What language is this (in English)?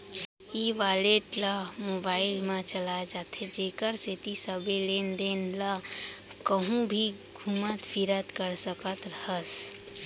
Chhattisgarhi